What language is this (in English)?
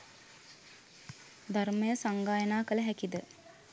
Sinhala